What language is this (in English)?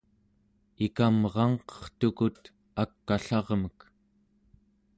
Central Yupik